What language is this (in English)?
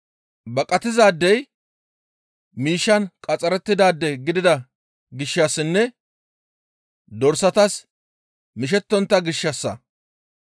Gamo